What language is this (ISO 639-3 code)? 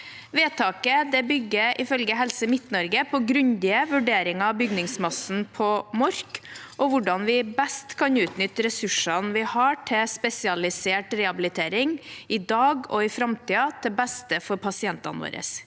nor